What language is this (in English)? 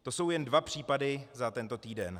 Czech